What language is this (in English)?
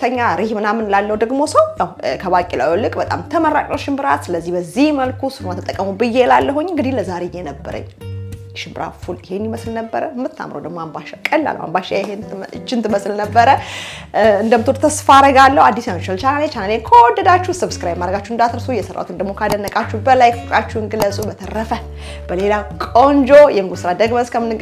Arabic